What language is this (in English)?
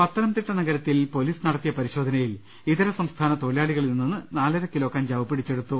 Malayalam